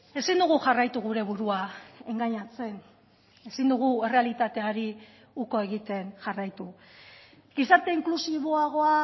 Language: Basque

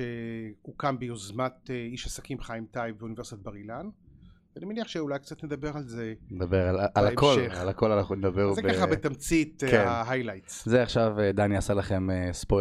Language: Hebrew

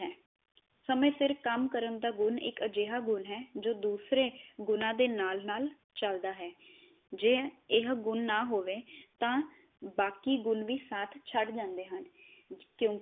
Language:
Punjabi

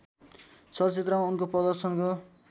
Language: Nepali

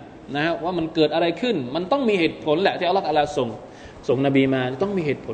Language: Thai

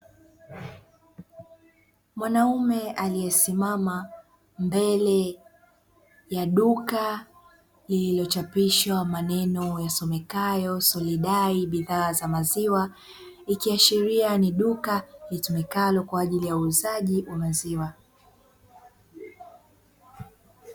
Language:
Swahili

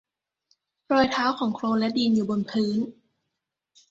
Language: Thai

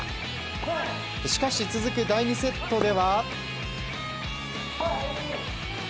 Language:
Japanese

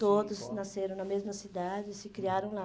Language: Portuguese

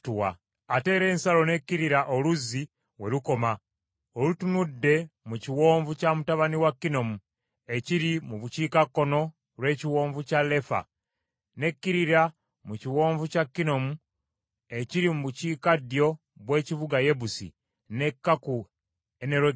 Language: Ganda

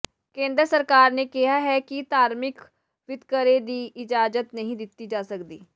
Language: Punjabi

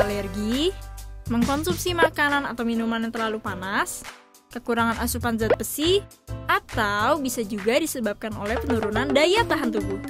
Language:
Indonesian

